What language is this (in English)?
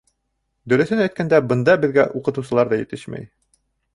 Bashkir